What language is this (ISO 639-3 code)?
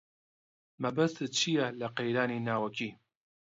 ckb